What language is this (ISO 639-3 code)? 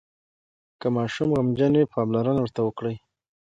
pus